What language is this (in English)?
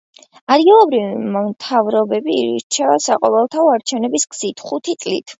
Georgian